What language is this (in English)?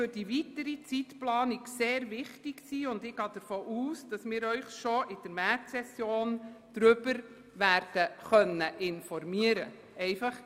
Swiss German